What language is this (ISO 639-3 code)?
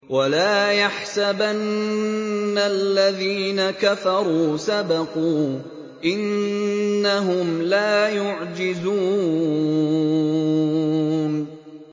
ara